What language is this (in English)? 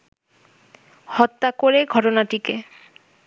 Bangla